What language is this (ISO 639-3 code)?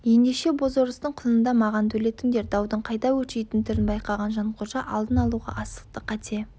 kaz